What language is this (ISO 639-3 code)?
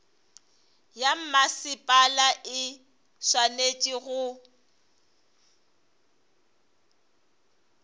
nso